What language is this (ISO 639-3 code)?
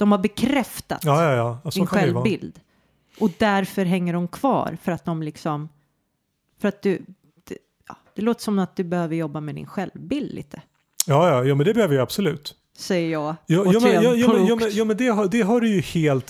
swe